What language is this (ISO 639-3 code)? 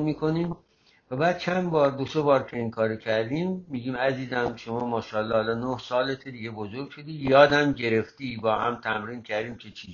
fas